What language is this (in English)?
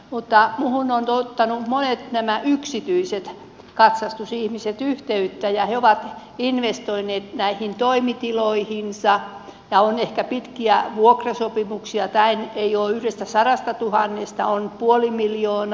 Finnish